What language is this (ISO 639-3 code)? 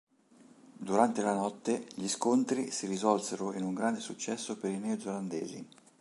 ita